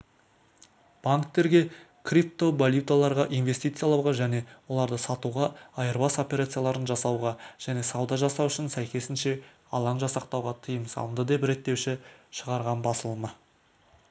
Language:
Kazakh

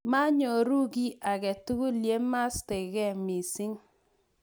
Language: Kalenjin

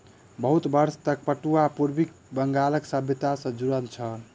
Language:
Maithili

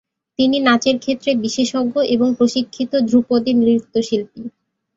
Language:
Bangla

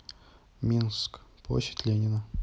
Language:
Russian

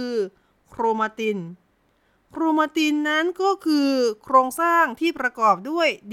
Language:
Thai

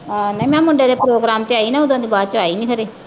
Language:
Punjabi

